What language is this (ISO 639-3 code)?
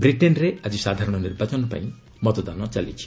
ori